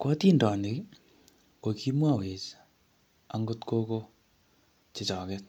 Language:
Kalenjin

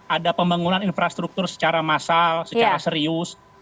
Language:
Indonesian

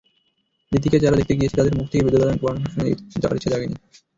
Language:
Bangla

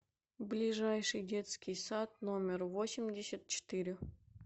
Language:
Russian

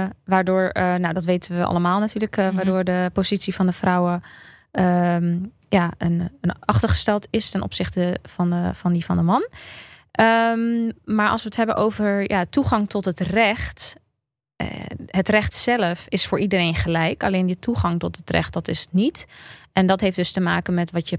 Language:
Dutch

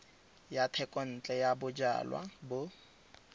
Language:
Tswana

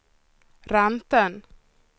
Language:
Swedish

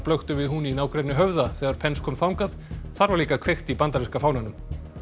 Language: Icelandic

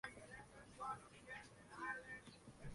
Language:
Spanish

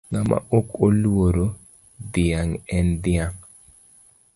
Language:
Luo (Kenya and Tanzania)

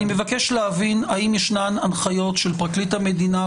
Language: Hebrew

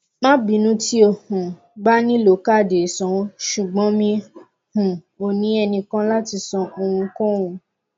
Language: Yoruba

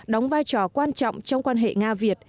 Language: Vietnamese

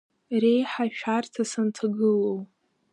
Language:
Abkhazian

